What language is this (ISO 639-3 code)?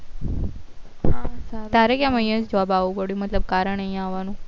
guj